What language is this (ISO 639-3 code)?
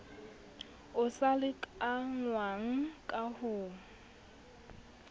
sot